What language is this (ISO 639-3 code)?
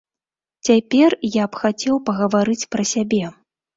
bel